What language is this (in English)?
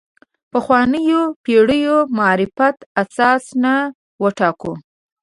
Pashto